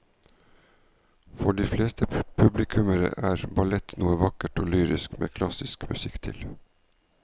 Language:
Norwegian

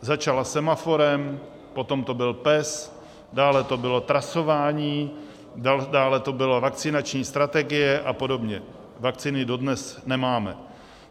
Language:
Czech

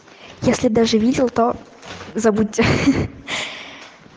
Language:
Russian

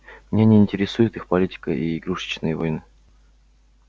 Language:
Russian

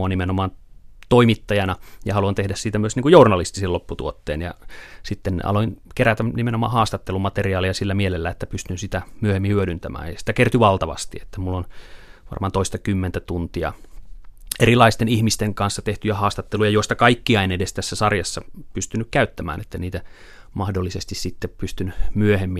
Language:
Finnish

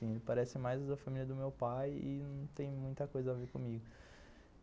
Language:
Portuguese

